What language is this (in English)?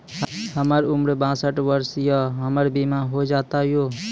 Maithili